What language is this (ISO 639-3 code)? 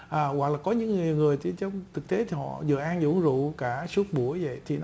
vie